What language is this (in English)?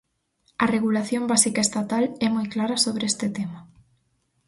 Galician